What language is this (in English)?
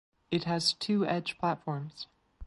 English